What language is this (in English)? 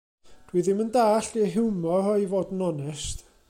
Welsh